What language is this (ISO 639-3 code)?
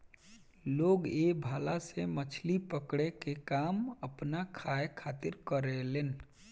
bho